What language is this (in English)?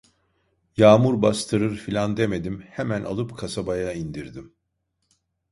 Turkish